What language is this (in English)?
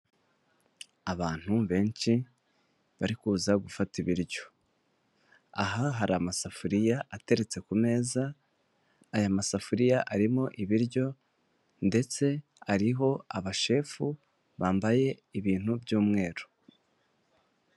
Kinyarwanda